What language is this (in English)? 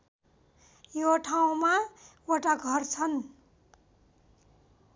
Nepali